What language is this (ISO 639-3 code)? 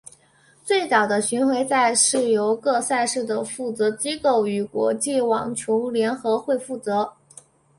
zho